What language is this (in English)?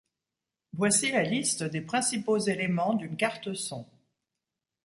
French